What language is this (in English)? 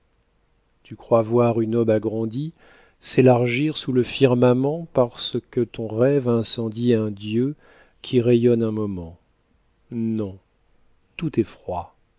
French